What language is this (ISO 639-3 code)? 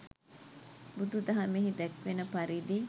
sin